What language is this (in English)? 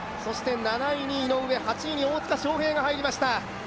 Japanese